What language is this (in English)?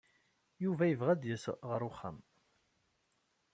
Kabyle